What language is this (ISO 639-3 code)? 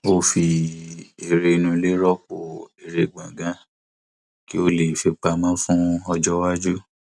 yor